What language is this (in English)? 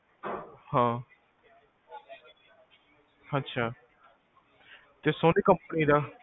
Punjabi